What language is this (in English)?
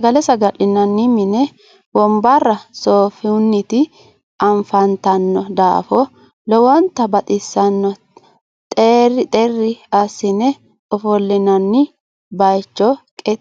Sidamo